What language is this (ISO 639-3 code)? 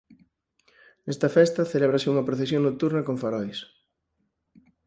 glg